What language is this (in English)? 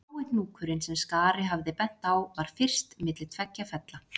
Icelandic